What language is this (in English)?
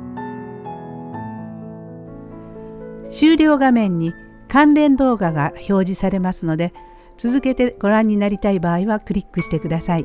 Japanese